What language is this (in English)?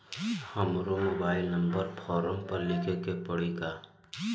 Bhojpuri